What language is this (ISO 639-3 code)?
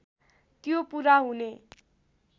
nep